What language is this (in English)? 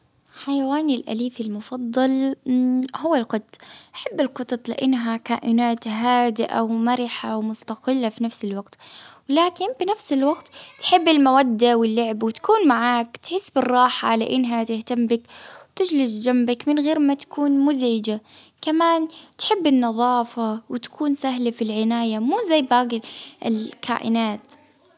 Baharna Arabic